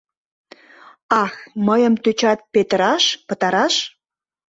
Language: Mari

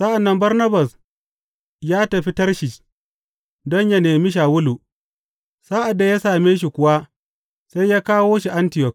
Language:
Hausa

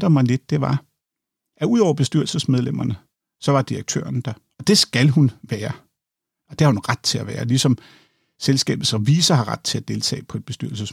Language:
Danish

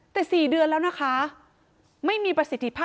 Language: Thai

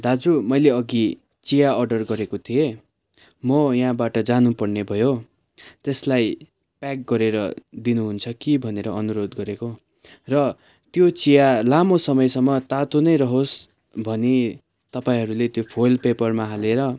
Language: Nepali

